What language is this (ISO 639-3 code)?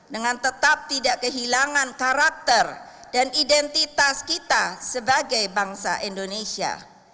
ind